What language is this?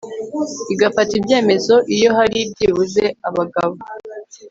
Kinyarwanda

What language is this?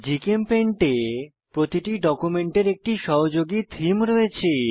Bangla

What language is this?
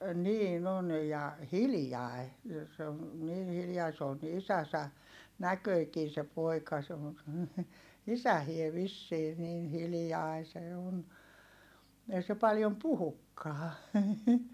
Finnish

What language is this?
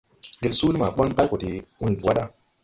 Tupuri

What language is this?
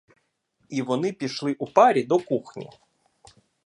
Ukrainian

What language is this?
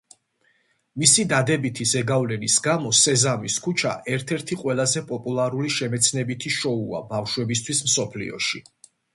Georgian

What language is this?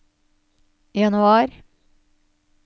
Norwegian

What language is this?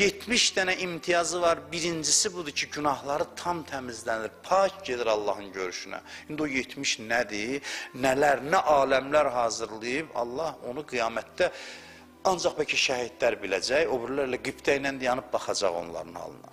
Turkish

